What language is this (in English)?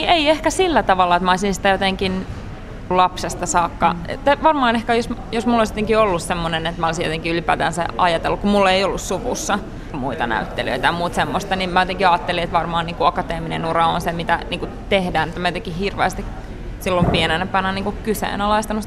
Finnish